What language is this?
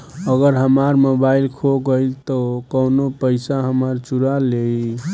Bhojpuri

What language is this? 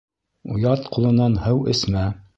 Bashkir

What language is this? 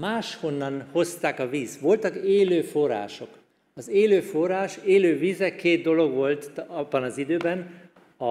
Hungarian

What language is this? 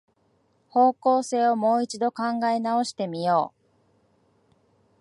Japanese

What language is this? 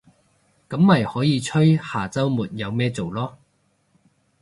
Cantonese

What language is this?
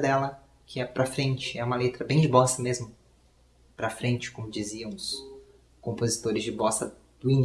Portuguese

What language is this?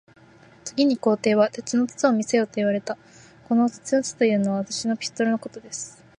Japanese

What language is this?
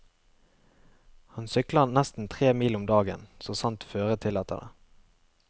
Norwegian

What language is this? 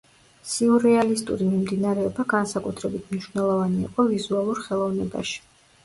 Georgian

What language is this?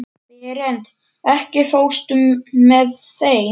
Icelandic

